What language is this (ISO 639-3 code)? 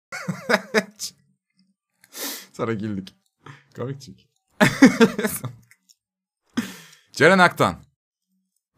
tur